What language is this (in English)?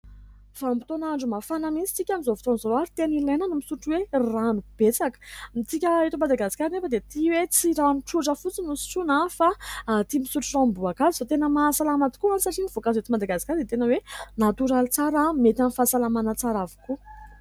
Malagasy